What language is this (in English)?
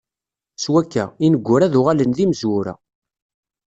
Kabyle